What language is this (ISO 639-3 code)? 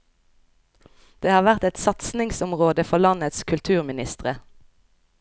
nor